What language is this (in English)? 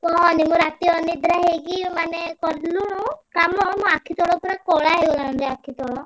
Odia